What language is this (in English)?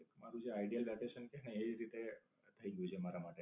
Gujarati